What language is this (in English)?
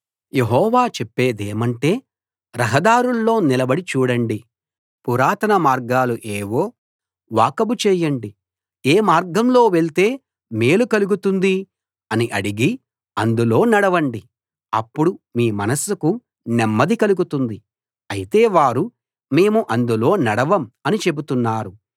Telugu